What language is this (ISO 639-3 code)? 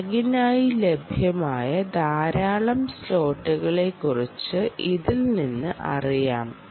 mal